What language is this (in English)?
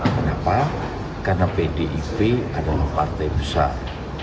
Indonesian